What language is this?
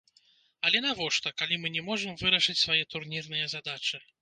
Belarusian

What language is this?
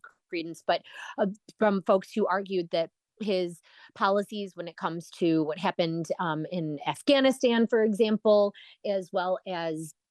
English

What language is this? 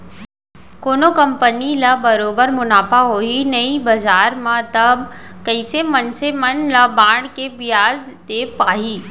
Chhattisgarhi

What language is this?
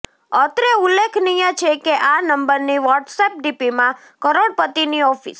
Gujarati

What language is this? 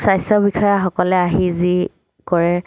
Assamese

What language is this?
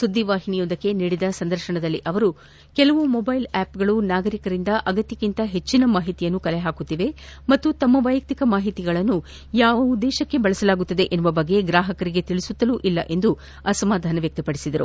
Kannada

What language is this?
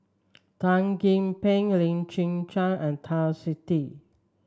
English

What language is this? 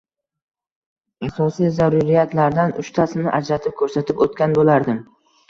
Uzbek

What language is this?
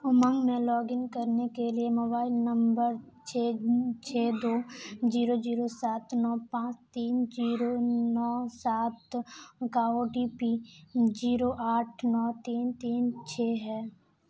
Urdu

